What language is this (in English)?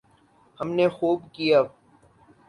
Urdu